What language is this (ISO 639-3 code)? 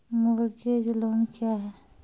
mai